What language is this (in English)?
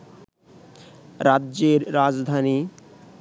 Bangla